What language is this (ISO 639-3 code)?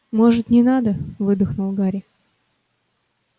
rus